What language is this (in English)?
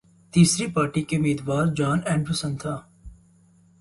Urdu